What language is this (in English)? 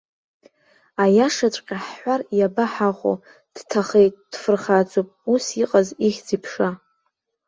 Abkhazian